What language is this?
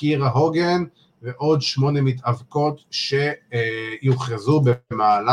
Hebrew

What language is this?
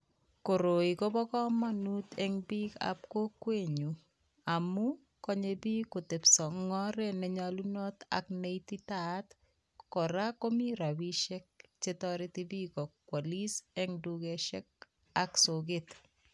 Kalenjin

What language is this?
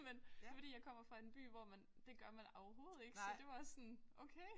Danish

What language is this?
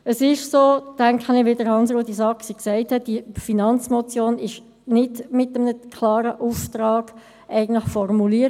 Swiss German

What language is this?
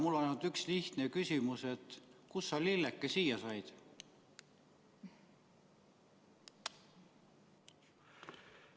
Estonian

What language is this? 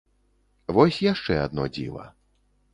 Belarusian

